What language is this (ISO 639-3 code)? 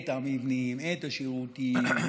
heb